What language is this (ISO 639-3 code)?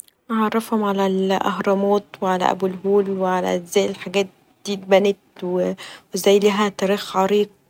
arz